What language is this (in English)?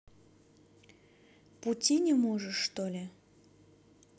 Russian